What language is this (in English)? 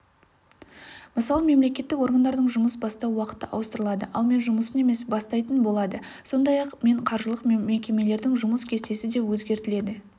Kazakh